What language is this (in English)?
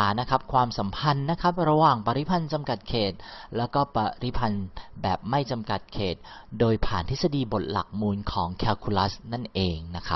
Thai